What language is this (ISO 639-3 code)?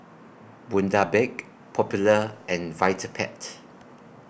eng